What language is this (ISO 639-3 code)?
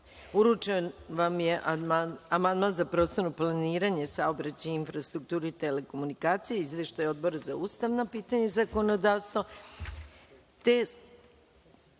srp